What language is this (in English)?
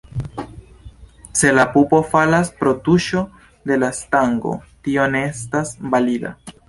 Esperanto